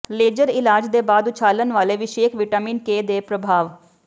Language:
Punjabi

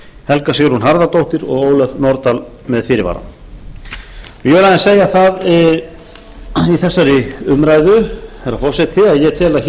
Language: Icelandic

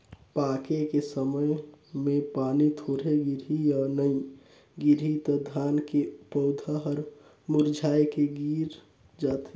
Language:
Chhattisgarhi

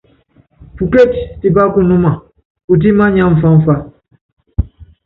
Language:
Yangben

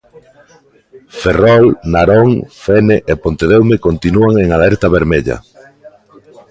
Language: Galician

